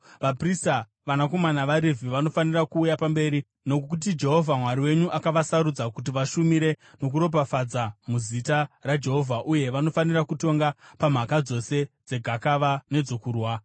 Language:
Shona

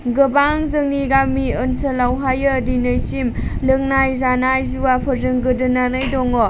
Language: Bodo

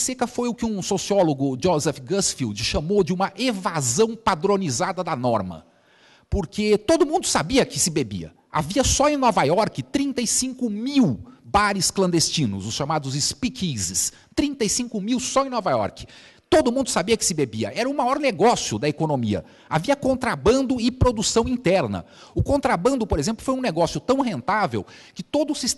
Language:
Portuguese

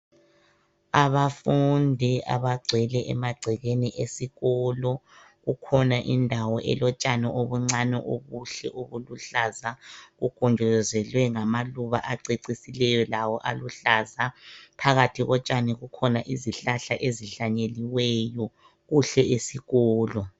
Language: North Ndebele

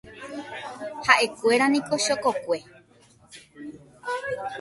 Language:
Guarani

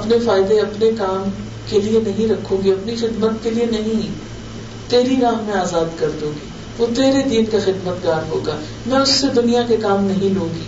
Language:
Urdu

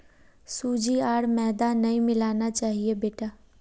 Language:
Magahi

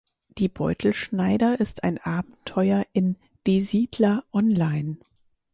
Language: German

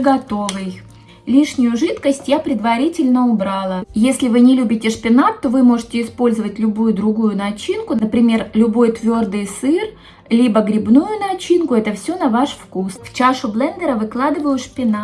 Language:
Russian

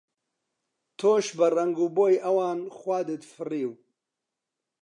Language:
Central Kurdish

